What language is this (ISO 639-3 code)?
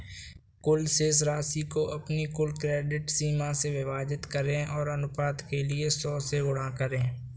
hin